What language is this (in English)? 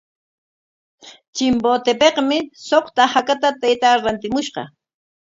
Corongo Ancash Quechua